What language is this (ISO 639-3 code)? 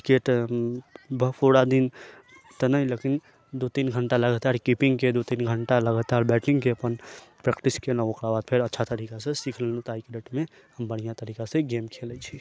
mai